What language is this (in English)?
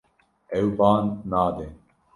Kurdish